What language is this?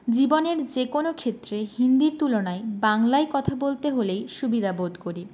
Bangla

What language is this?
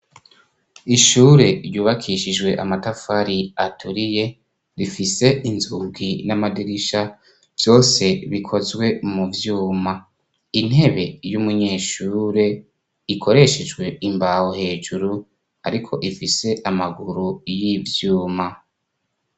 Rundi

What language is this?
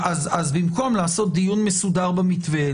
Hebrew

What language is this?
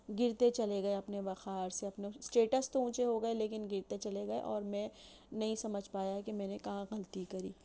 Urdu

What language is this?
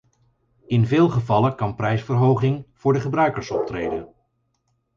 Dutch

